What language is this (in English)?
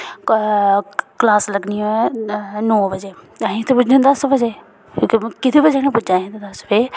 Dogri